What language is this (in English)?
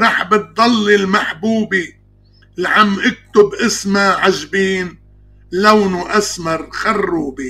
Arabic